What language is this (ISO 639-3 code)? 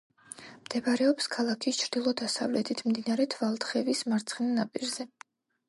kat